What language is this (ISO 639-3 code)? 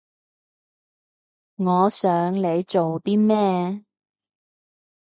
yue